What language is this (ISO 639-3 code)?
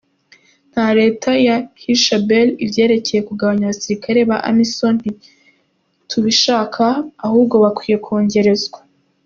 kin